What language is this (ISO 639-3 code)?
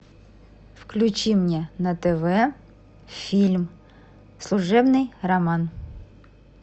rus